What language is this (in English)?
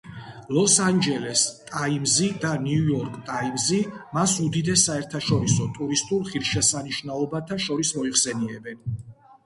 Georgian